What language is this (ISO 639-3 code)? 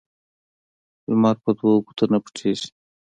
pus